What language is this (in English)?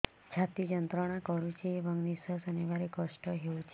Odia